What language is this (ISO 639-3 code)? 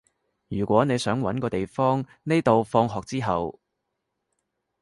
yue